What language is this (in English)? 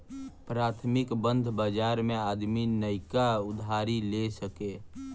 Bhojpuri